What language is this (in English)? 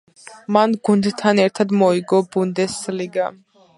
Georgian